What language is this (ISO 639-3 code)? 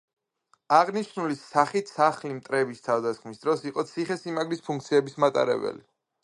kat